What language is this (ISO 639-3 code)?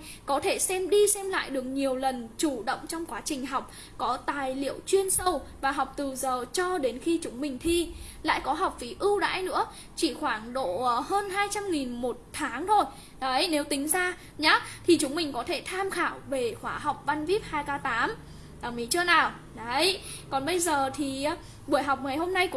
vie